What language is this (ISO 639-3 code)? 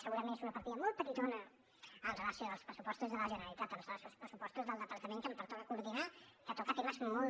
cat